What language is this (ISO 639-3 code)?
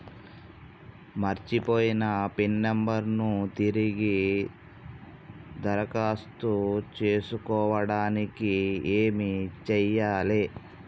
tel